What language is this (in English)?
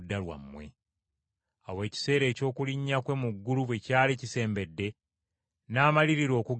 Ganda